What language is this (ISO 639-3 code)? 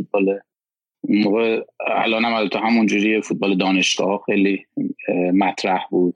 fas